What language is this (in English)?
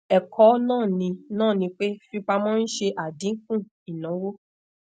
Yoruba